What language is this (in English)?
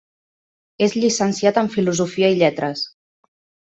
Catalan